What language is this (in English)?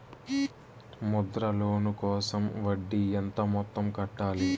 Telugu